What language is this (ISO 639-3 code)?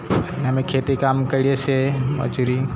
guj